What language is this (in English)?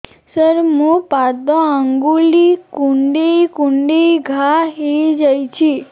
Odia